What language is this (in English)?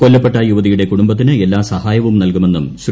Malayalam